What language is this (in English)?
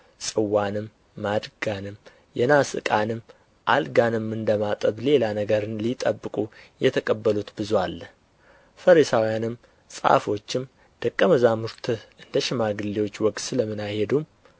Amharic